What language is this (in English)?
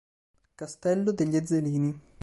Italian